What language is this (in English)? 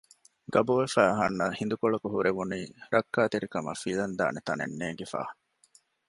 Divehi